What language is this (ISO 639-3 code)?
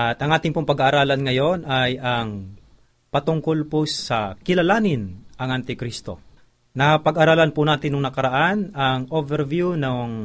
fil